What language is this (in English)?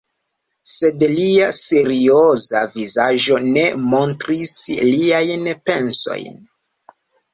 Esperanto